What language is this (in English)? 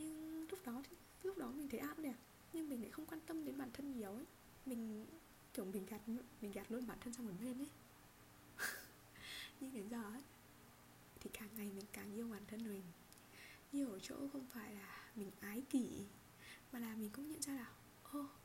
Vietnamese